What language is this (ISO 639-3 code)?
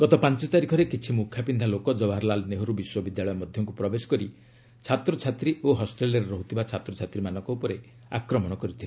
ori